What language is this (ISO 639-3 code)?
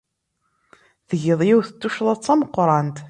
kab